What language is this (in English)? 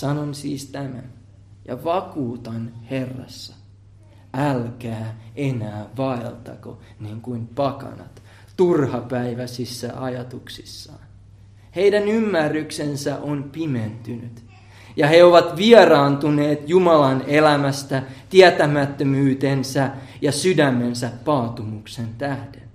Finnish